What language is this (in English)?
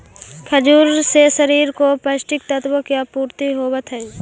Magahi